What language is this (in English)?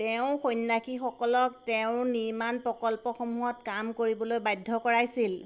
Assamese